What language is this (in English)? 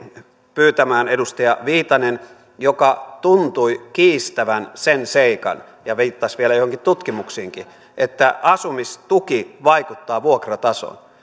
Finnish